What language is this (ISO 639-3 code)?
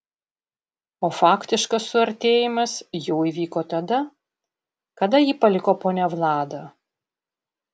lit